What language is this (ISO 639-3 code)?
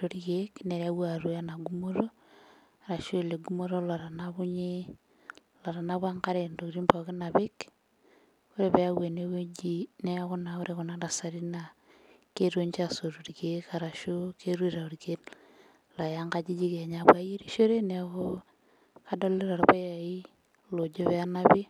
mas